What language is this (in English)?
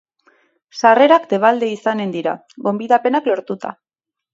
Basque